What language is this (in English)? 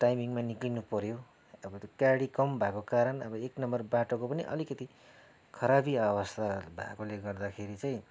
Nepali